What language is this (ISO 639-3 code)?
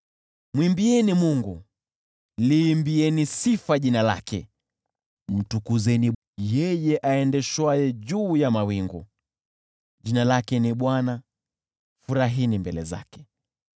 swa